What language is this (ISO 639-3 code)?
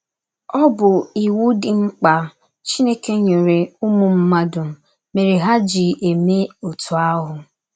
ibo